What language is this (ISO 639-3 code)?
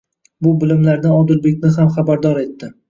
uzb